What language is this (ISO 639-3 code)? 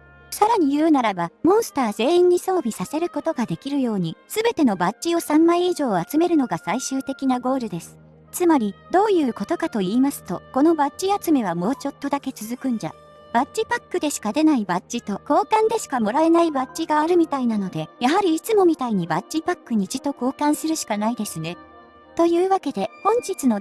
jpn